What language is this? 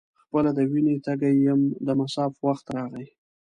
Pashto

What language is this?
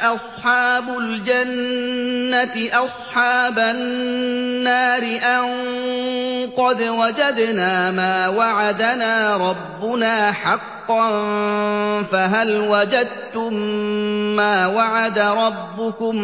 Arabic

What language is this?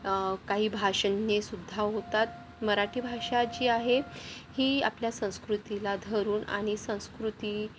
Marathi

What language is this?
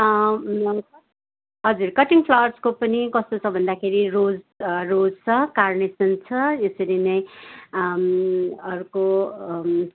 Nepali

